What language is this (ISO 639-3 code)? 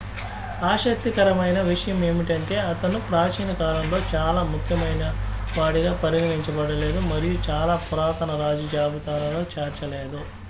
tel